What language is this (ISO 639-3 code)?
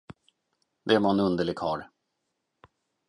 swe